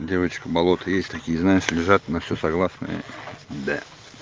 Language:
Russian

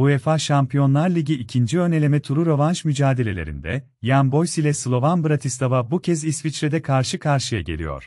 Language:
Turkish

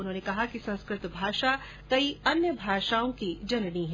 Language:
Hindi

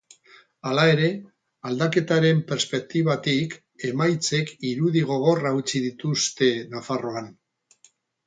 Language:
Basque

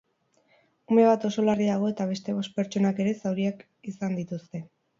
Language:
Basque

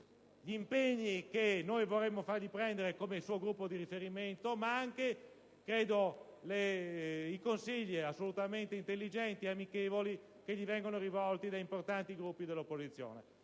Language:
Italian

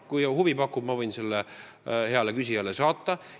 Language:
Estonian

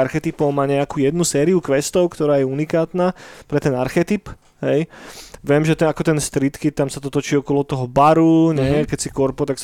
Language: Slovak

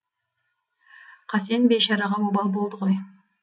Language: Kazakh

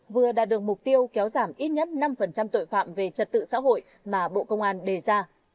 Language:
Vietnamese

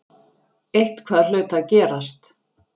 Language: Icelandic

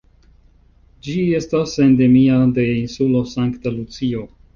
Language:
Esperanto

